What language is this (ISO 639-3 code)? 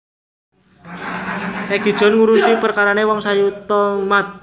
jav